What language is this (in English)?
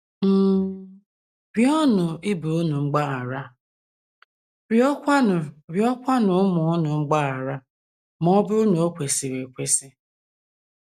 Igbo